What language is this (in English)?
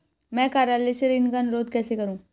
Hindi